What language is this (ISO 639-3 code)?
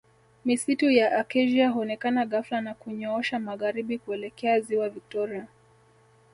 swa